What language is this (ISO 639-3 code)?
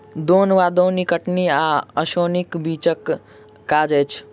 mai